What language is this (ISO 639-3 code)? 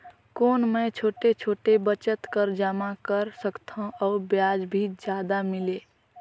hne